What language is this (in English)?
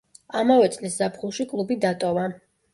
Georgian